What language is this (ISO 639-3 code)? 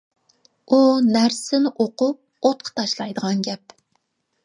uig